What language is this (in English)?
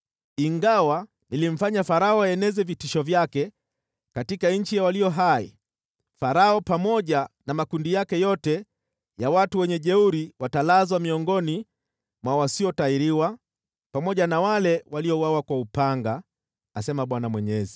Swahili